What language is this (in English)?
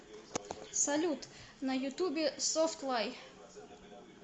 Russian